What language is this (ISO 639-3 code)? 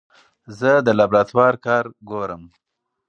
pus